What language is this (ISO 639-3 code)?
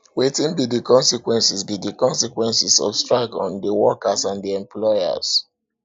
pcm